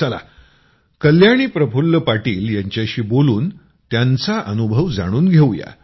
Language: Marathi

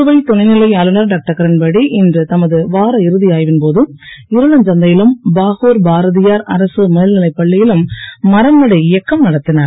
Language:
Tamil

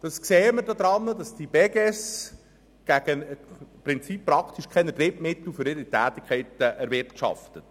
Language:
Swiss German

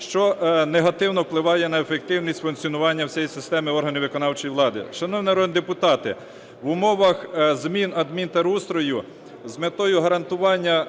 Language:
Ukrainian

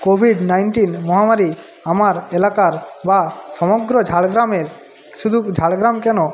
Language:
Bangla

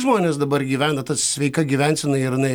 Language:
Lithuanian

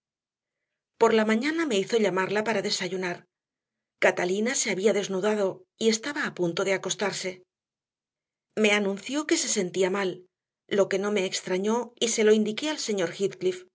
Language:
Spanish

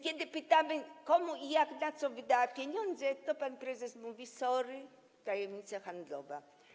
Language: Polish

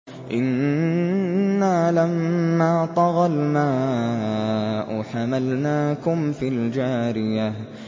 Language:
Arabic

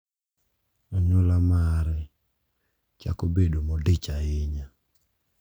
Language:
Luo (Kenya and Tanzania)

